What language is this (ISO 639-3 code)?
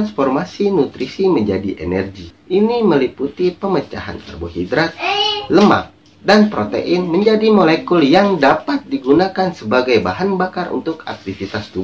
ind